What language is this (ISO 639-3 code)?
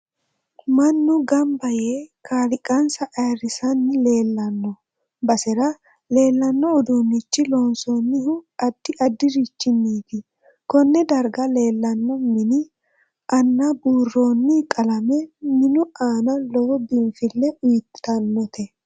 sid